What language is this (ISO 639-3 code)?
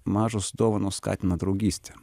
lit